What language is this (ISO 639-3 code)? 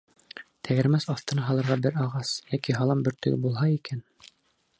bak